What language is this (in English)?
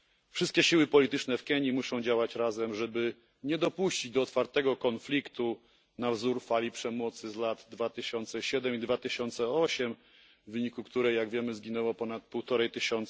Polish